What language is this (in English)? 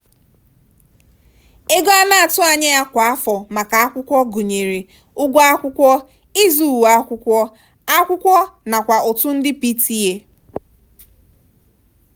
Igbo